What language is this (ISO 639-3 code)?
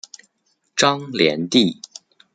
zho